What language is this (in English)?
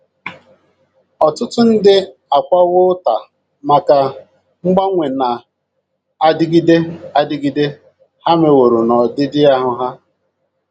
Igbo